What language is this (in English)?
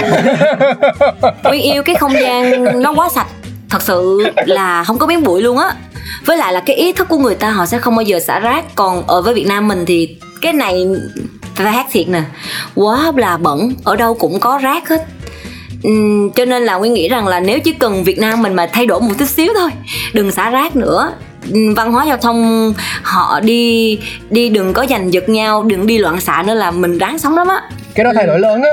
Vietnamese